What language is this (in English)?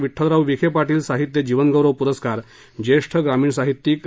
Marathi